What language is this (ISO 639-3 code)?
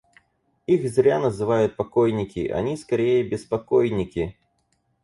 rus